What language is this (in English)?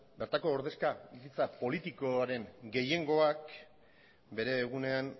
Basque